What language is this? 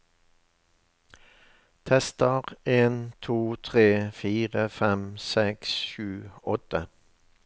Norwegian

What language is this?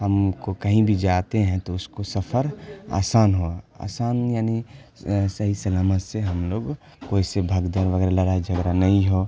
Urdu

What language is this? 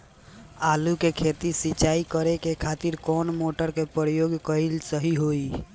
Bhojpuri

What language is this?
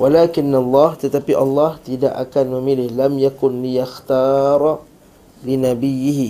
Malay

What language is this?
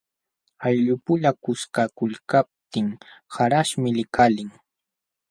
Jauja Wanca Quechua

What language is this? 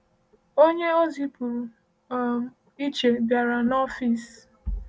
Igbo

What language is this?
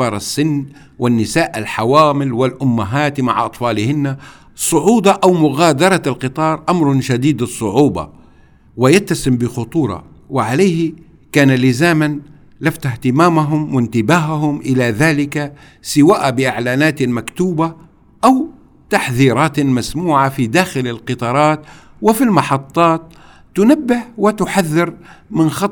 Arabic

